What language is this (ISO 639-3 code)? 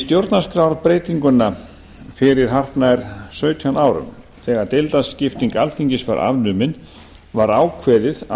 isl